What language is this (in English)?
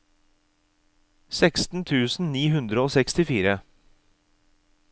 Norwegian